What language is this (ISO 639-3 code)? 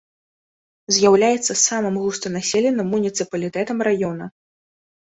bel